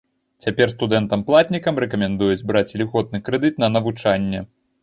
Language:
Belarusian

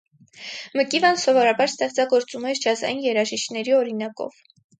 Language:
Armenian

